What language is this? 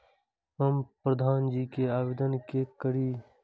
Maithili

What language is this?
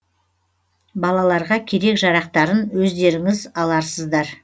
Kazakh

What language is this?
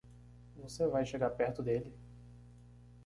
Portuguese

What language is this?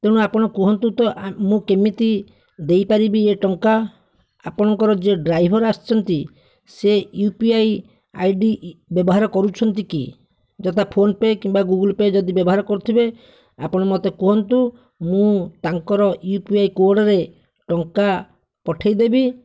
Odia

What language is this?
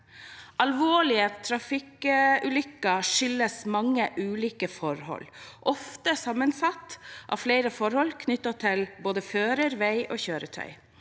Norwegian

